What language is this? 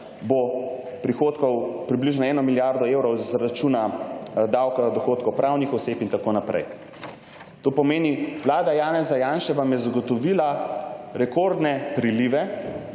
Slovenian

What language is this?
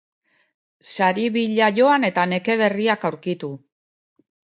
Basque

